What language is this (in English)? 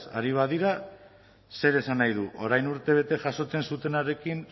Basque